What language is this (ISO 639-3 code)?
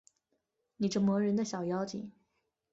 zho